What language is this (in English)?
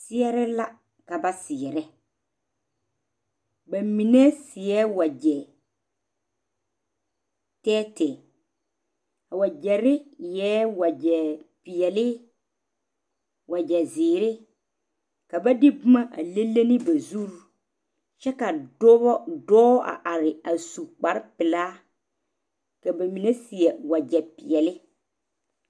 Southern Dagaare